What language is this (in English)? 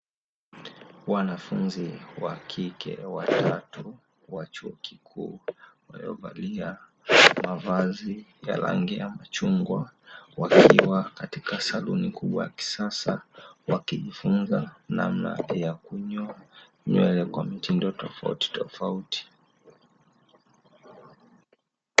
Swahili